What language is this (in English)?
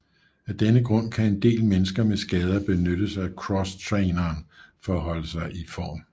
Danish